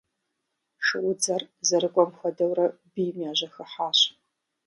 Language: Kabardian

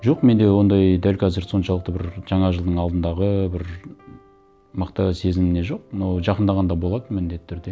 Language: Kazakh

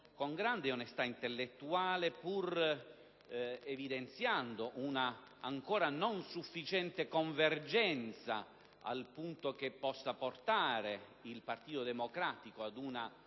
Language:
Italian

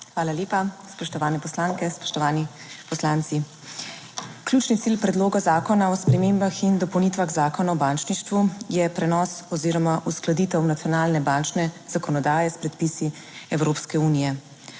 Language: Slovenian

